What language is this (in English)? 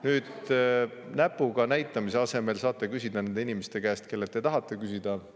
Estonian